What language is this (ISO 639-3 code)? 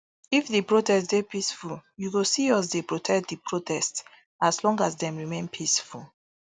pcm